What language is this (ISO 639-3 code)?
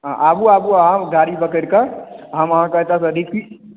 mai